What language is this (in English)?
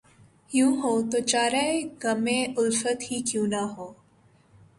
Urdu